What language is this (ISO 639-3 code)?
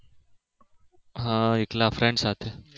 guj